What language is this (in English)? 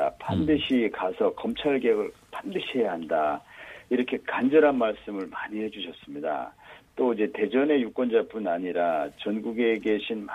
Korean